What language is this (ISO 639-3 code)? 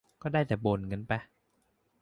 tha